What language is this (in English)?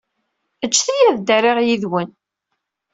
Kabyle